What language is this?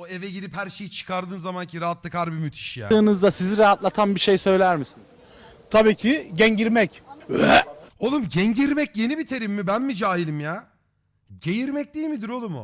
Turkish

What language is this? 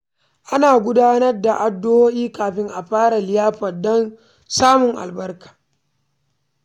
Hausa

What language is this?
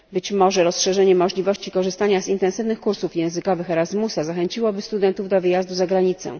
Polish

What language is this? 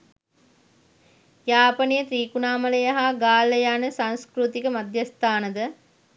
Sinhala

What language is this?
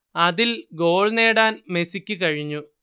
Malayalam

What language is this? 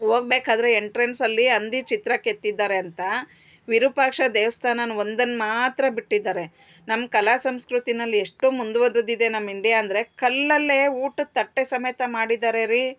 Kannada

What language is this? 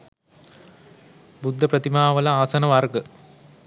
Sinhala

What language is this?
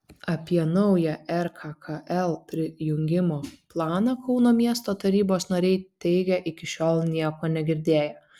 Lithuanian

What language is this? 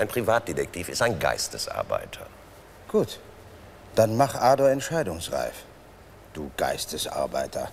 German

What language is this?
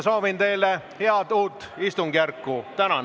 Estonian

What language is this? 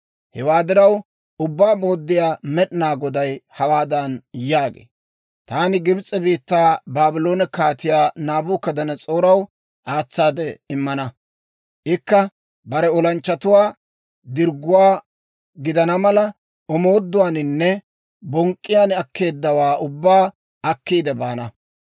Dawro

